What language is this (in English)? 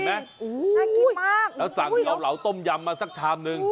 Thai